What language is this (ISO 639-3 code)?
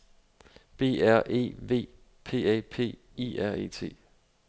dan